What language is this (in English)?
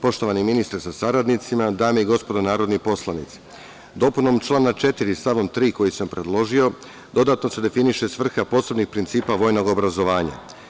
Serbian